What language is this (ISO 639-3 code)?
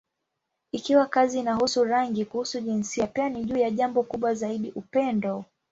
swa